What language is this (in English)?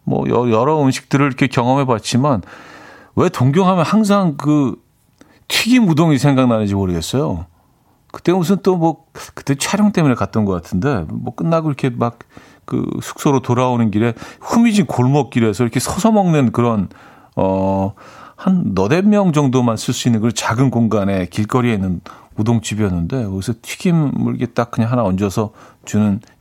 Korean